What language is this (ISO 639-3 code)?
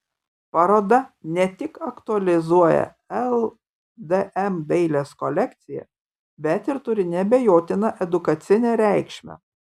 lit